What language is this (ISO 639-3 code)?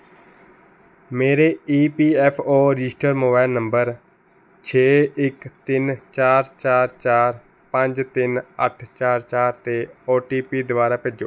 pan